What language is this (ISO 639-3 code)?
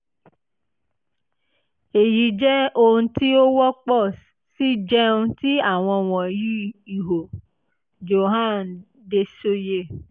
yor